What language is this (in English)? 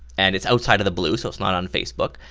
English